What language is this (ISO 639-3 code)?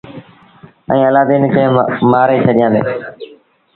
sbn